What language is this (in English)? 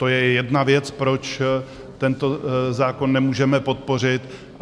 Czech